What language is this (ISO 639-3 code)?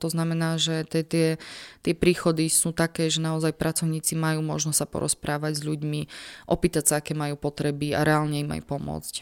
slk